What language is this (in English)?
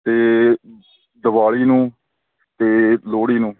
Punjabi